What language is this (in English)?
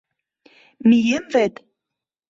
Mari